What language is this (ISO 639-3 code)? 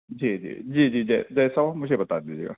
urd